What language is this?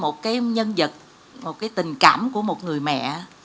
Vietnamese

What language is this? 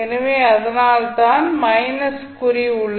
Tamil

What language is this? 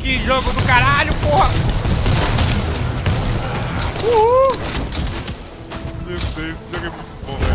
Portuguese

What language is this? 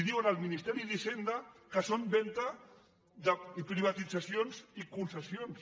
Catalan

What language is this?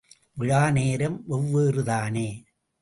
Tamil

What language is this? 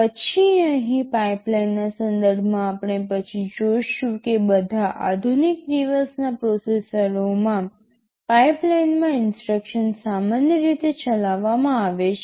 Gujarati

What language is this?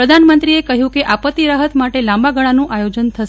Gujarati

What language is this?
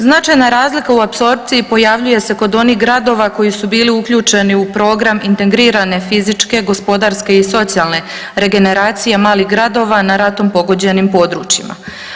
Croatian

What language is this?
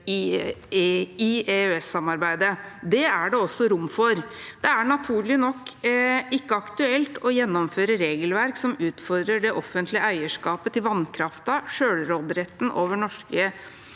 Norwegian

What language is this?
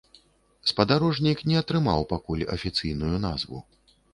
Belarusian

